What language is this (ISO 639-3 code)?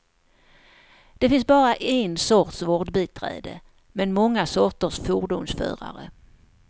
swe